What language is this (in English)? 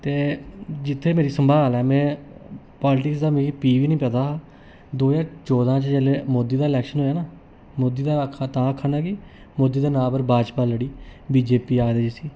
Dogri